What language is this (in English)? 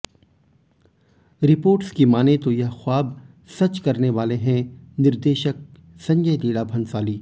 Hindi